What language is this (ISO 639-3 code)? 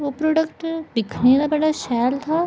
doi